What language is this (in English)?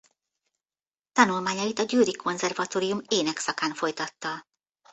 Hungarian